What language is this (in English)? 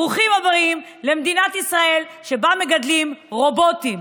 Hebrew